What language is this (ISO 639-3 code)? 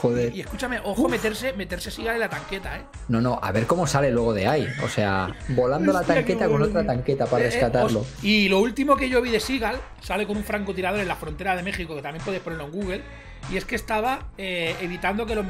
spa